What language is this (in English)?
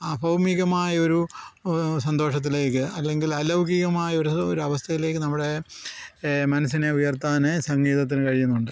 Malayalam